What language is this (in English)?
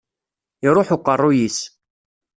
Kabyle